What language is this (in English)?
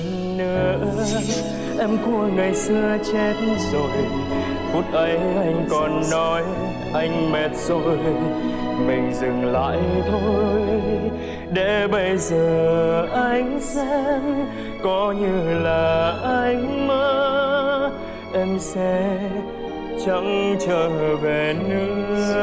Vietnamese